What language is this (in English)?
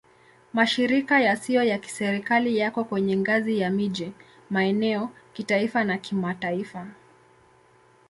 Swahili